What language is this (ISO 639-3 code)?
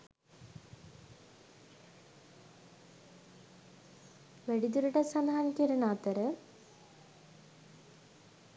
sin